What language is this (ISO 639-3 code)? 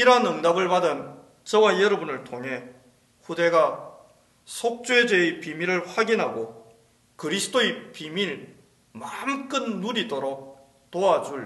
kor